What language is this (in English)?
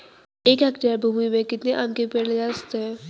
Hindi